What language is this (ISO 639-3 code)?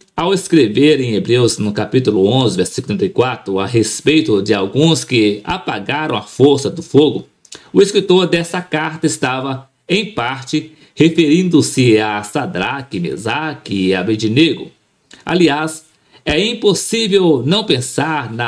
por